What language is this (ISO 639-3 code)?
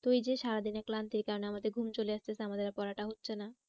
ben